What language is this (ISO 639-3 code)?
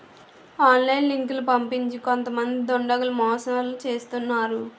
tel